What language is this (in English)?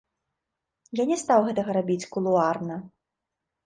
Belarusian